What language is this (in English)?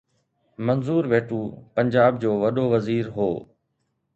Sindhi